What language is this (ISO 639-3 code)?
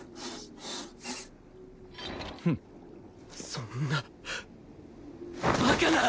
jpn